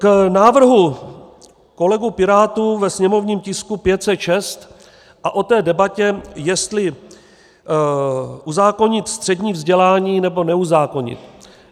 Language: Czech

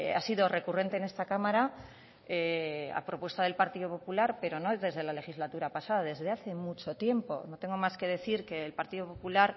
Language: Spanish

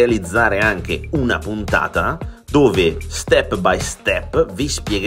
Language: Italian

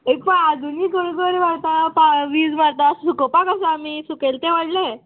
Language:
Konkani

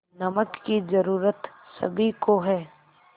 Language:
Hindi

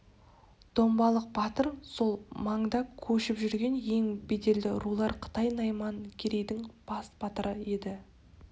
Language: Kazakh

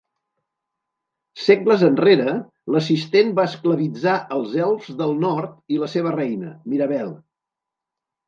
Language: Catalan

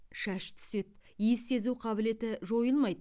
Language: Kazakh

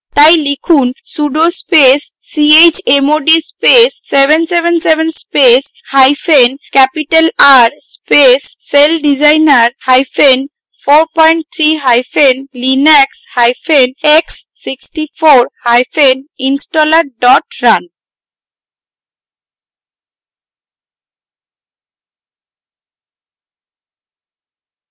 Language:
Bangla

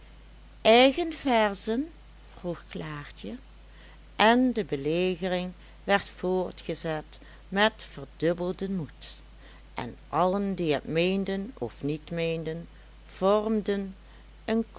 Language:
Dutch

